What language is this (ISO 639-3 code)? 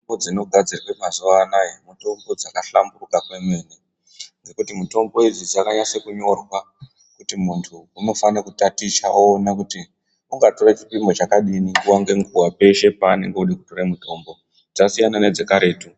ndc